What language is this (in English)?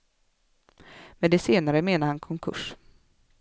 Swedish